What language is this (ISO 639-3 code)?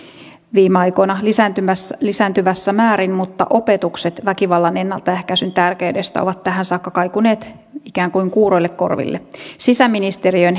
fin